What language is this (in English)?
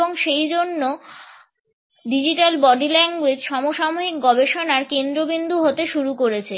Bangla